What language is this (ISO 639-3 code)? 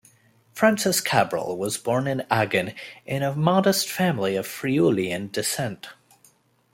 eng